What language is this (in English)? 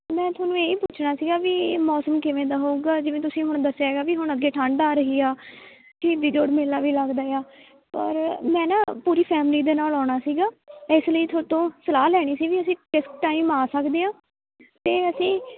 Punjabi